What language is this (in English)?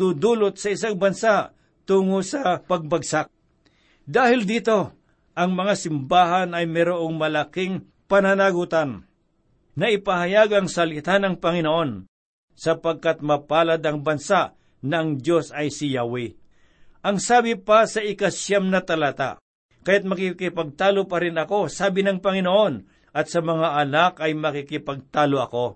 Filipino